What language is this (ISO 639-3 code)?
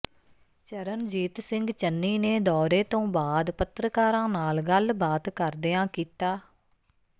pan